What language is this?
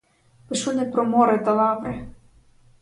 Ukrainian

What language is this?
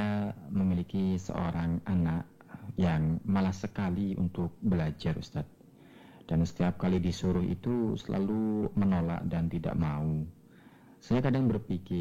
Indonesian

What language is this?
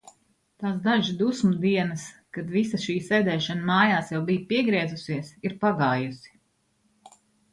Latvian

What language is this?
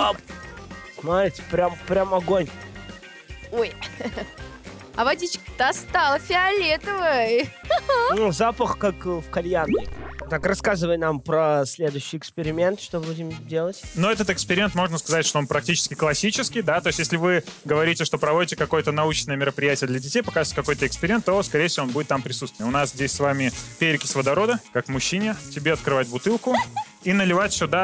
Russian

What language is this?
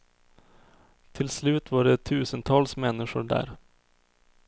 Swedish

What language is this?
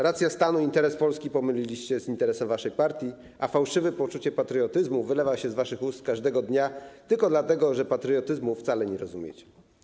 Polish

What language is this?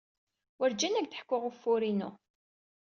Kabyle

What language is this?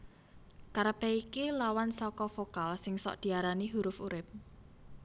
Javanese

